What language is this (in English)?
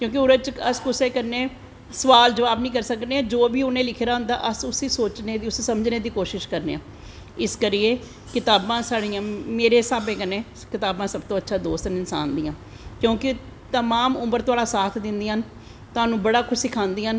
Dogri